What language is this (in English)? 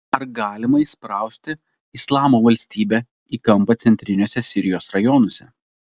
Lithuanian